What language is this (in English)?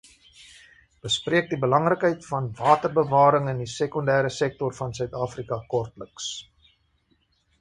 Afrikaans